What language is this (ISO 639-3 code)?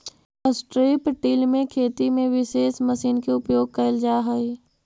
mag